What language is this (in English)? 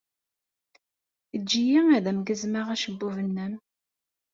Kabyle